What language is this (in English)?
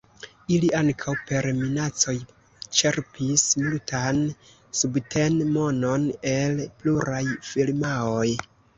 Esperanto